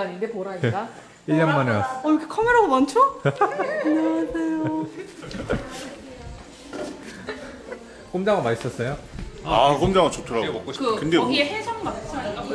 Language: Korean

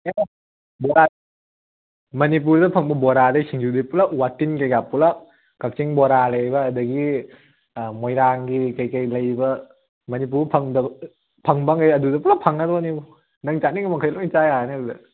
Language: Manipuri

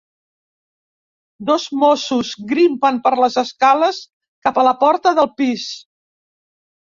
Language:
Catalan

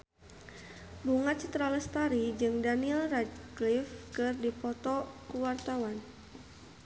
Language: Sundanese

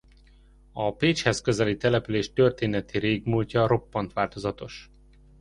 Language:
Hungarian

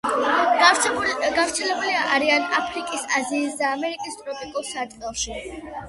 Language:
Georgian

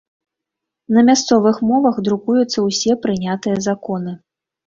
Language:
Belarusian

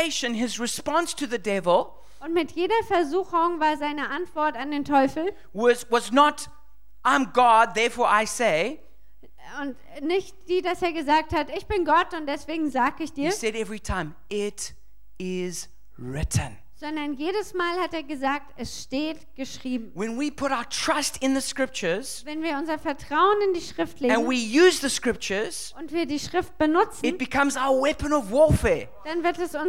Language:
German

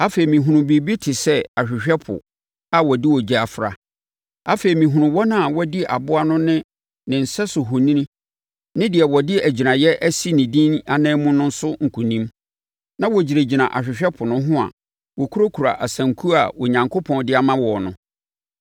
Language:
Akan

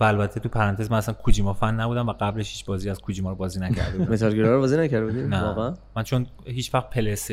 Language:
Persian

